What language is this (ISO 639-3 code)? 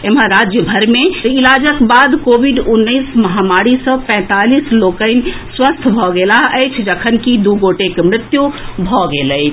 mai